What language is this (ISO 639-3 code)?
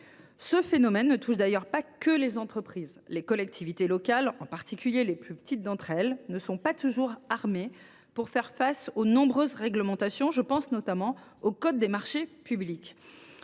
fra